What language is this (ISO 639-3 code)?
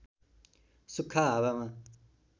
nep